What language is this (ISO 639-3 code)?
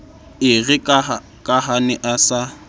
sot